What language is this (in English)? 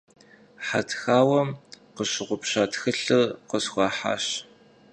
Kabardian